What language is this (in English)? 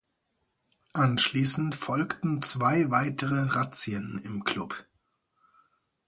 German